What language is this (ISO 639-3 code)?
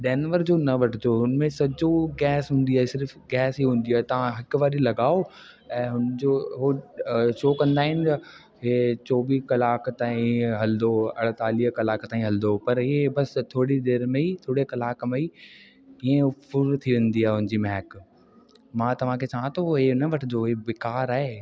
snd